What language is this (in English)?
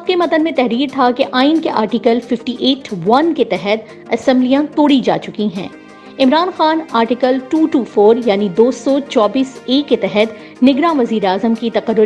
Urdu